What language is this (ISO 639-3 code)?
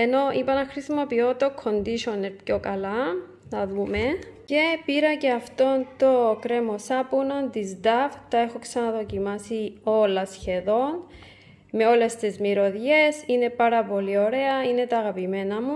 ell